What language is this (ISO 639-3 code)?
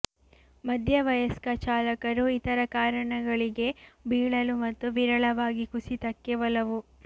kan